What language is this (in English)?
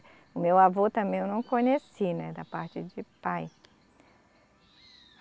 Portuguese